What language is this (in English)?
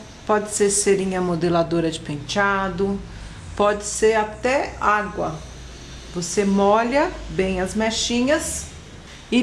Portuguese